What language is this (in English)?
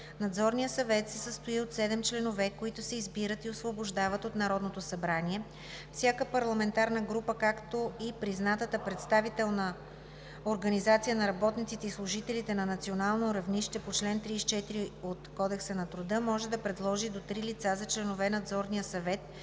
Bulgarian